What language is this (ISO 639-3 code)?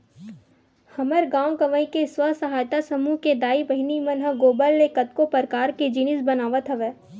hne